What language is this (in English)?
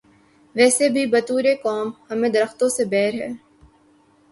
Urdu